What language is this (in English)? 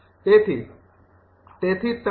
Gujarati